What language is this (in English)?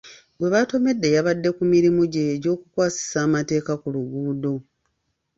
Ganda